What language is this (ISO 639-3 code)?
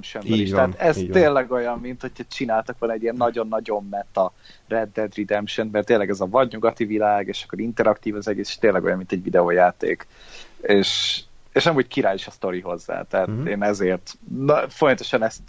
hun